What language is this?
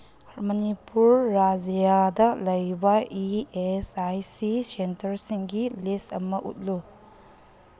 Manipuri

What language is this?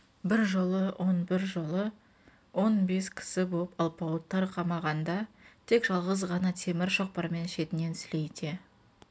Kazakh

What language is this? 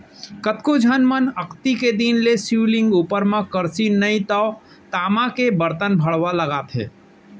Chhattisgarhi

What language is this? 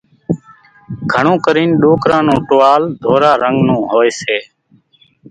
Kachi Koli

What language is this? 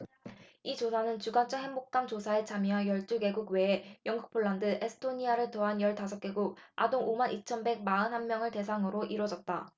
Korean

